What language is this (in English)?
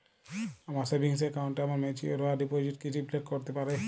Bangla